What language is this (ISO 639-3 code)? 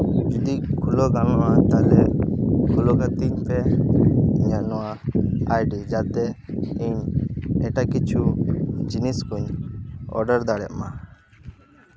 sat